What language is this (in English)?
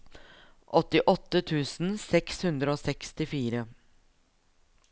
Norwegian